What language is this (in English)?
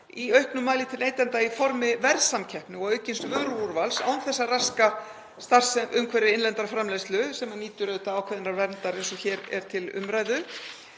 Icelandic